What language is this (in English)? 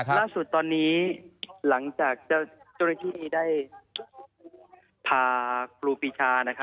Thai